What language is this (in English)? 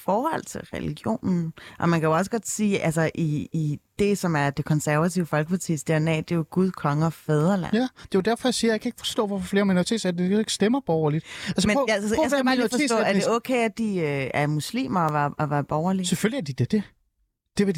Danish